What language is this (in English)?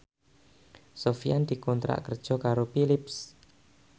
Javanese